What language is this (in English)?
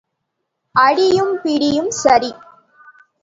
Tamil